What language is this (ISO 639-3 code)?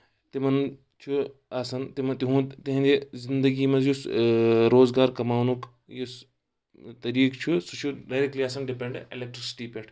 kas